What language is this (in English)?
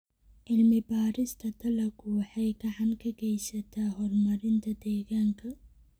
Somali